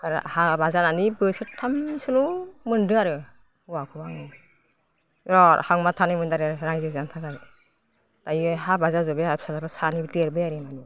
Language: Bodo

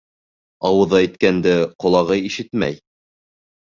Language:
Bashkir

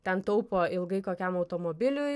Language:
Lithuanian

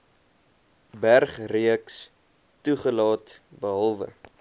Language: Afrikaans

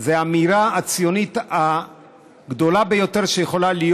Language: Hebrew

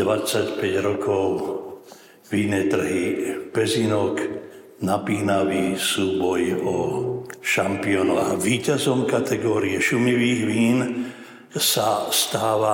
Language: Slovak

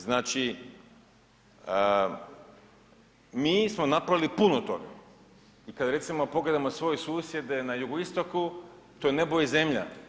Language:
Croatian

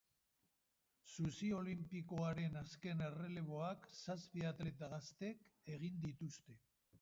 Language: Basque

